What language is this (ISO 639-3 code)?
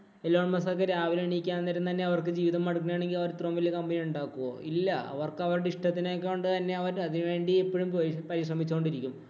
mal